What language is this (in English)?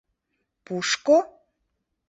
Mari